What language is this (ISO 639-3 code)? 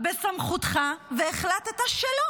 heb